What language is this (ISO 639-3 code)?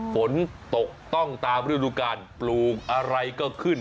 tha